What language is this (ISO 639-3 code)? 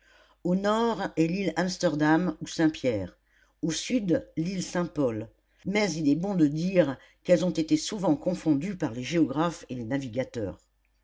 fra